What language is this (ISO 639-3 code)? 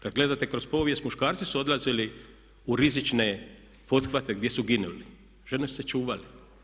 hrv